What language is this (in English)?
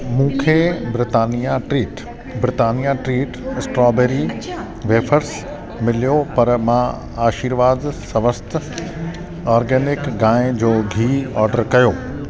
Sindhi